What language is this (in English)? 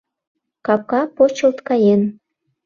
Mari